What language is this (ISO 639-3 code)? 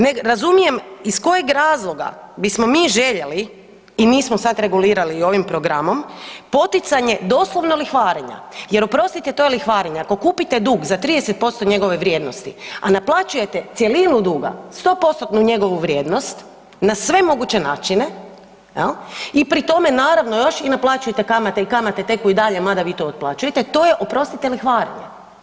hrv